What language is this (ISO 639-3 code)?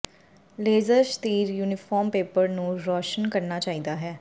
pan